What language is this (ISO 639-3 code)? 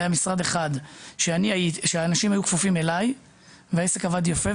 heb